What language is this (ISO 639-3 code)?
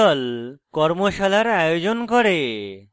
ben